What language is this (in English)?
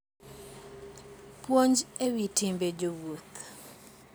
Luo (Kenya and Tanzania)